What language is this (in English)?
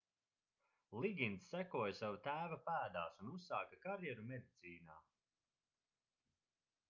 Latvian